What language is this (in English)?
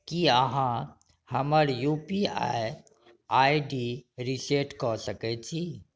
Maithili